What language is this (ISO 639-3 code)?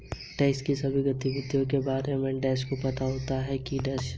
hin